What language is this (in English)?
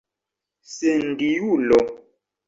Esperanto